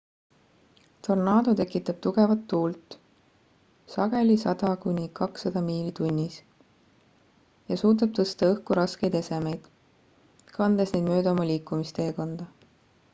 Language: Estonian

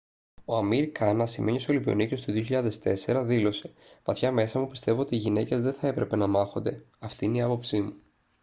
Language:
Greek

